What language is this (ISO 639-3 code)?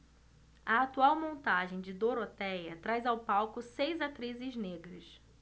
por